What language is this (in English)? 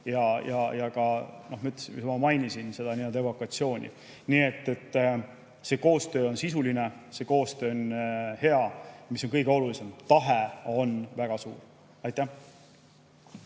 Estonian